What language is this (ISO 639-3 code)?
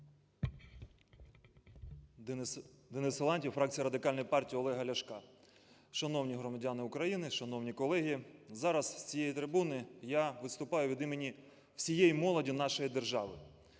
ukr